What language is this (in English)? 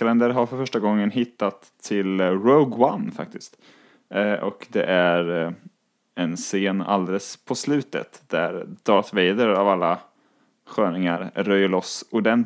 Swedish